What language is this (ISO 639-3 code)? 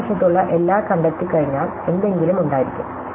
mal